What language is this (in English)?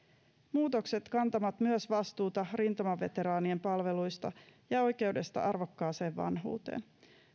Finnish